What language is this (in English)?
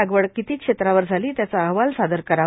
Marathi